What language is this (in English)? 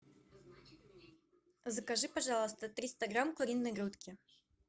Russian